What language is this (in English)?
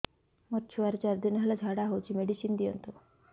Odia